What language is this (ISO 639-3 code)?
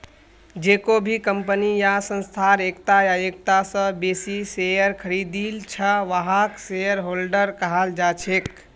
mag